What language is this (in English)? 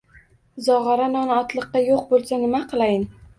Uzbek